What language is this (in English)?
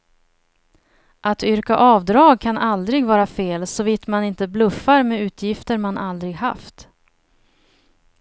Swedish